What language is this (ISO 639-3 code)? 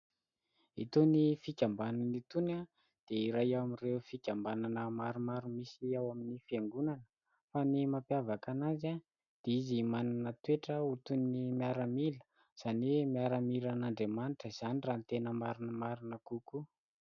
mlg